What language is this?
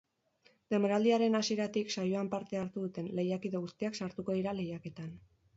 Basque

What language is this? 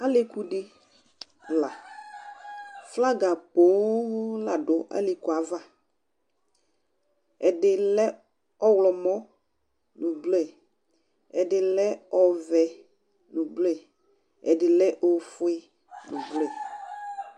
Ikposo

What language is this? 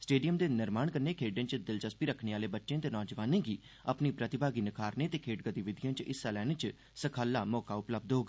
Dogri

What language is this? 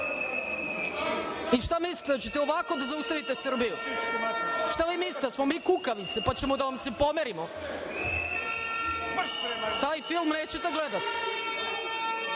Serbian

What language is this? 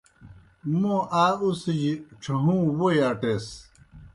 Kohistani Shina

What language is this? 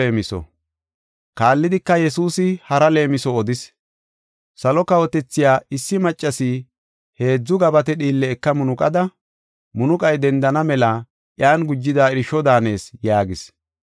Gofa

